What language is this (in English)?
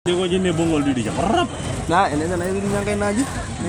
Masai